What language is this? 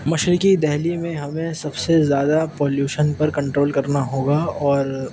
Urdu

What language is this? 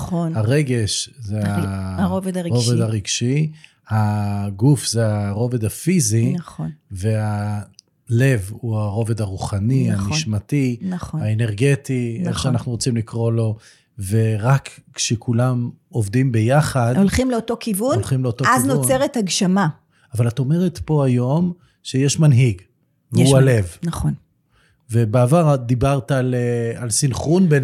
Hebrew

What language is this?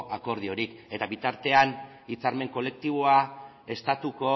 Basque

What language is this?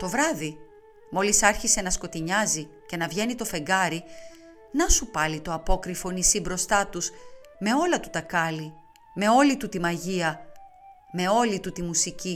Greek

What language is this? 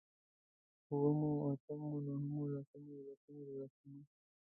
Pashto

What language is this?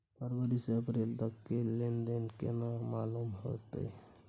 Maithili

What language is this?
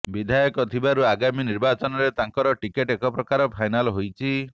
Odia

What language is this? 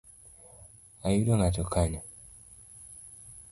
Luo (Kenya and Tanzania)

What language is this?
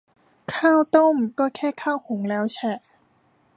Thai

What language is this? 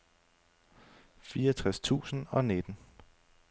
Danish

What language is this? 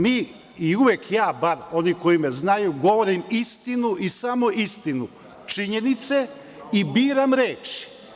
Serbian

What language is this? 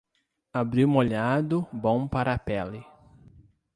Portuguese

